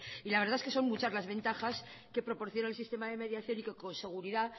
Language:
Spanish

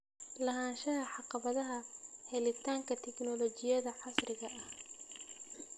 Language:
Somali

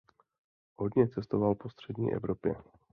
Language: Czech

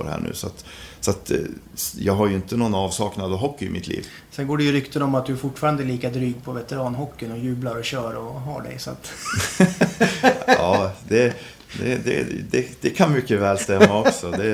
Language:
Swedish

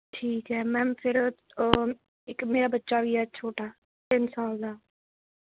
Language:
Punjabi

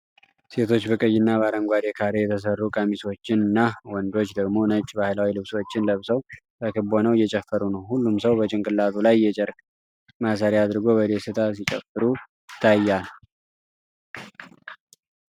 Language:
Amharic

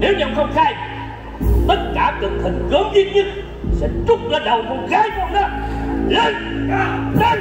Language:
Vietnamese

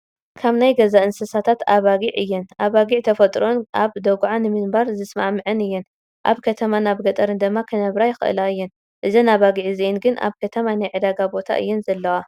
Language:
Tigrinya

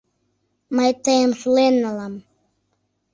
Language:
Mari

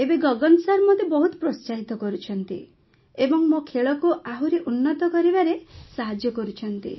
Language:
Odia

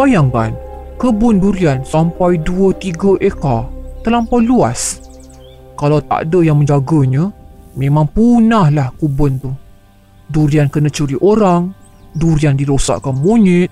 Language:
Malay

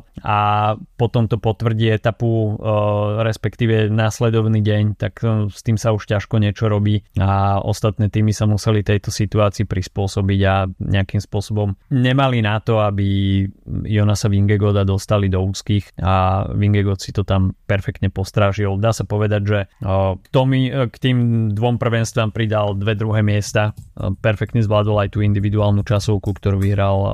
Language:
Slovak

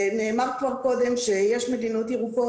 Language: Hebrew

